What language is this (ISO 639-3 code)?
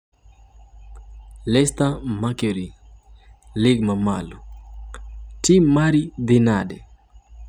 luo